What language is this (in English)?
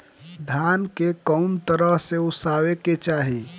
Bhojpuri